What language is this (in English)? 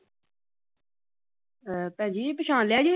Punjabi